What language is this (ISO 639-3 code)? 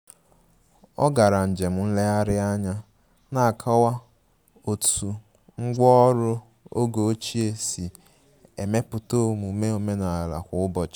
ibo